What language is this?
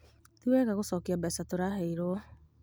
Kikuyu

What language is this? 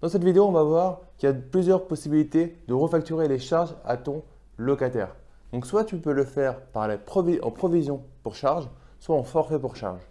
French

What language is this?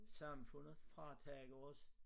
Danish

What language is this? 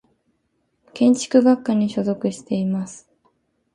Japanese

